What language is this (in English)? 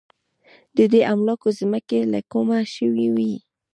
Pashto